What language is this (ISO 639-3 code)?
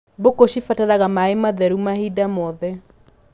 kik